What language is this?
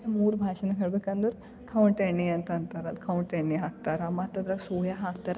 Kannada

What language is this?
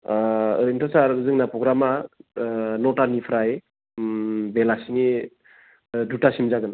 Bodo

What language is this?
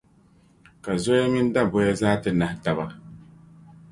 Dagbani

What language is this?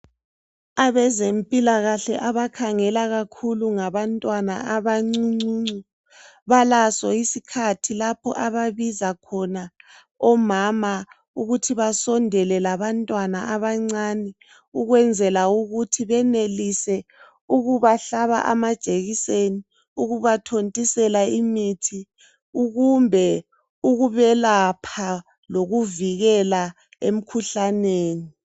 North Ndebele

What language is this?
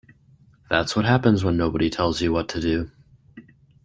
English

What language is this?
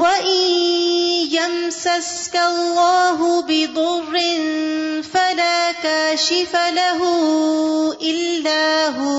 Urdu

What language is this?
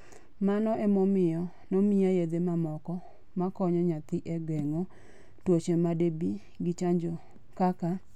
Luo (Kenya and Tanzania)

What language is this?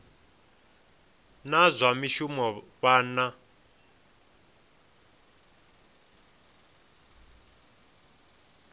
Venda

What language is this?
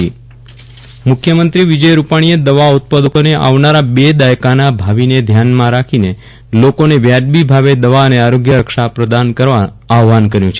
Gujarati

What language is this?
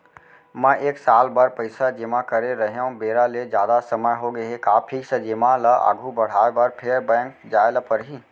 Chhattisgarhi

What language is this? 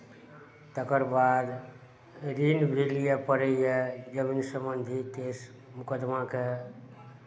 Maithili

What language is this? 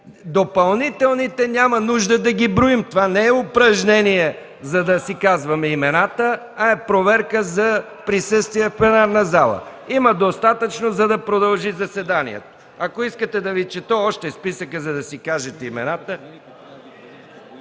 Bulgarian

